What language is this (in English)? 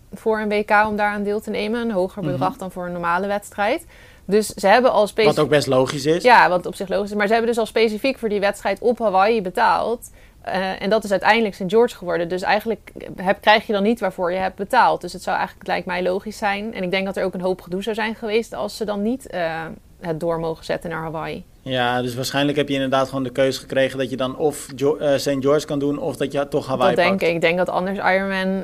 Dutch